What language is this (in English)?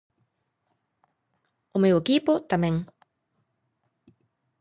Galician